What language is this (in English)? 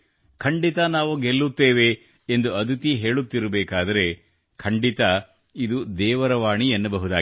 Kannada